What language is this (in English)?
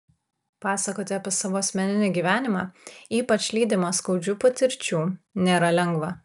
Lithuanian